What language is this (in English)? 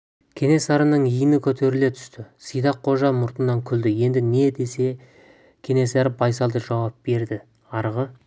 Kazakh